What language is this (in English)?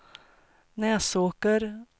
Swedish